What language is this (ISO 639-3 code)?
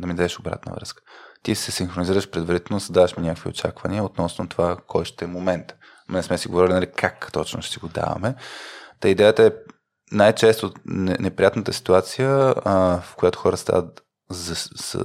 bul